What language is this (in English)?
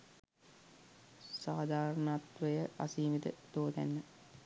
Sinhala